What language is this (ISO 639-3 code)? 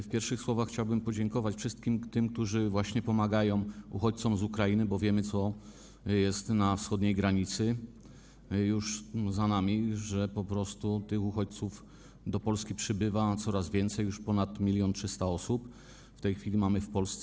pol